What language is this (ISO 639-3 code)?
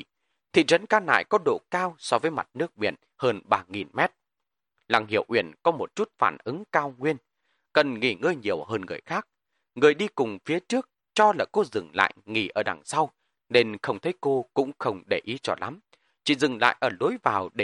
vie